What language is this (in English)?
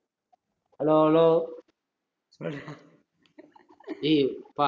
Tamil